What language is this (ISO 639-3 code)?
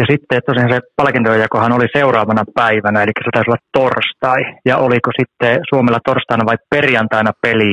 fin